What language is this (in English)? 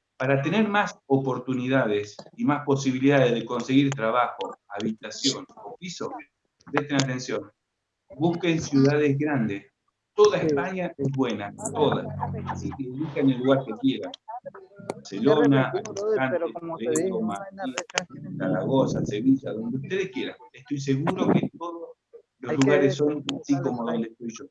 Spanish